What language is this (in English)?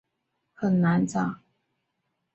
Chinese